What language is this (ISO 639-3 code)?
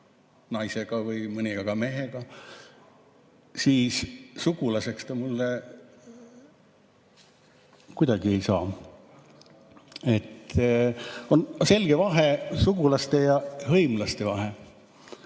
est